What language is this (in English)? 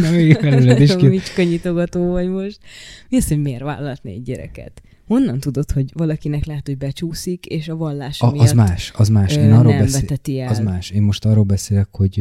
Hungarian